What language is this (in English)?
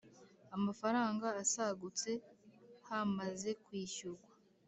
Kinyarwanda